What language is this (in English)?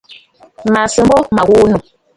Bafut